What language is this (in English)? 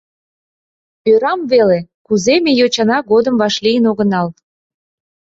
Mari